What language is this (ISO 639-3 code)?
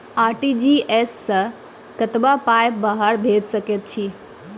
mai